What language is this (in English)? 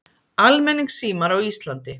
Icelandic